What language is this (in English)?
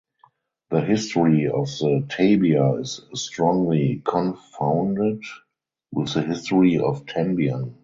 English